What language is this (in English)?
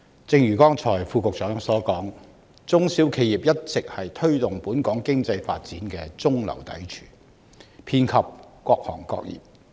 Cantonese